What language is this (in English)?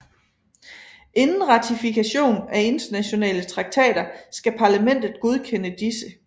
Danish